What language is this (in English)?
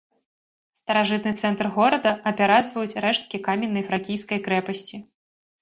Belarusian